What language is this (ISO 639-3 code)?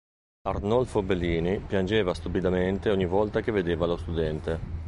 ita